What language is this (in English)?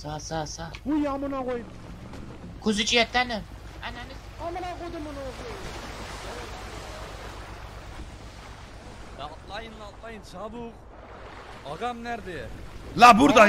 Turkish